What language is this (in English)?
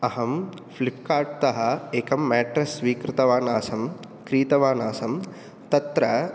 Sanskrit